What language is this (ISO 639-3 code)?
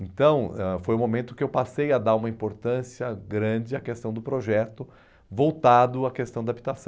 por